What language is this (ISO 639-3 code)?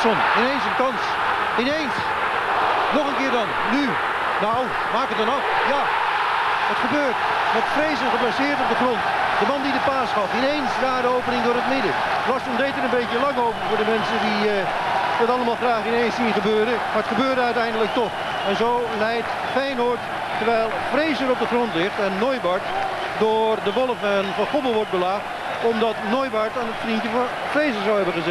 nld